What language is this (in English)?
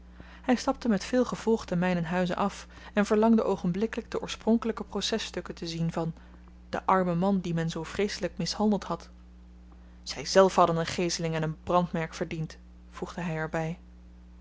Dutch